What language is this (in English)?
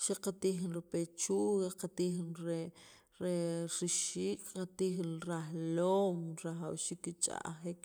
Sacapulteco